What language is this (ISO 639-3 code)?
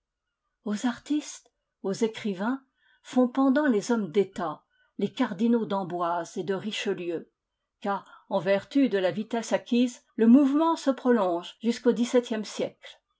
fra